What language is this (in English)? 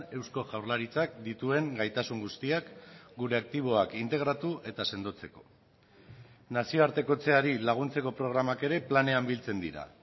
Basque